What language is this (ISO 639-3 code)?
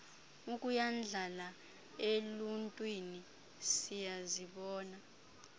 xho